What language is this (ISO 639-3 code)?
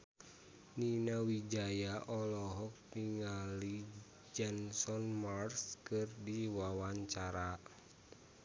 sun